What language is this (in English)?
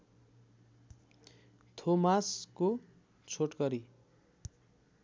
Nepali